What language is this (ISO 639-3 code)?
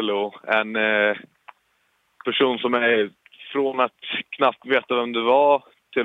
swe